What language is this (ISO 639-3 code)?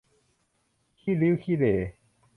tha